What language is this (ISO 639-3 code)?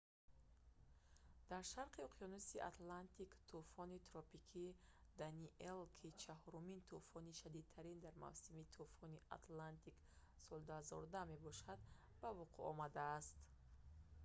tgk